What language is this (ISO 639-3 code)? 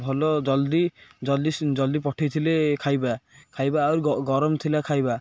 ori